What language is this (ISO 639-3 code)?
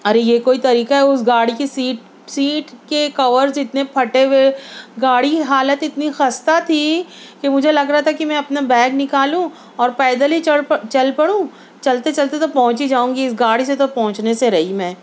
urd